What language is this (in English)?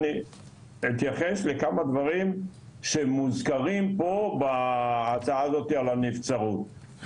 Hebrew